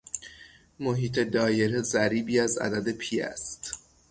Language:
Persian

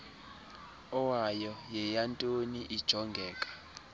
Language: Xhosa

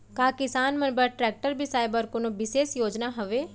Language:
Chhattisgarhi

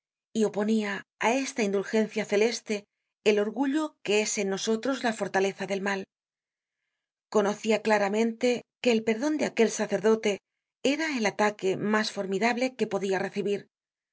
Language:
Spanish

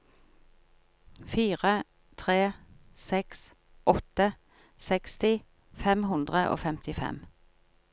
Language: Norwegian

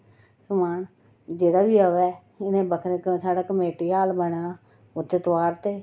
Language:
Dogri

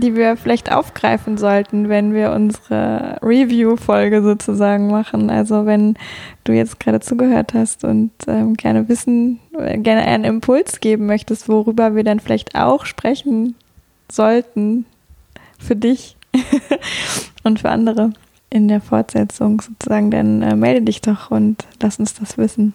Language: German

